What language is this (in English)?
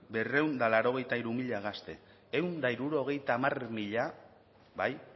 Basque